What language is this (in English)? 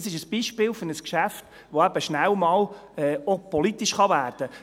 Swiss German